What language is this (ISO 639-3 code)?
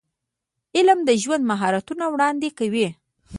pus